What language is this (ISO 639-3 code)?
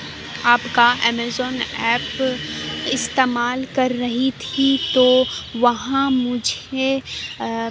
urd